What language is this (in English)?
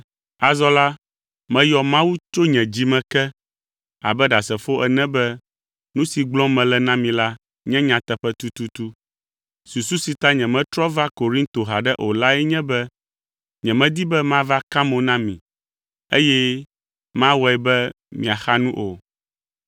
Ewe